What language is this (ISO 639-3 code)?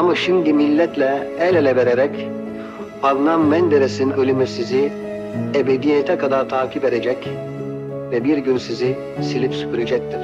tur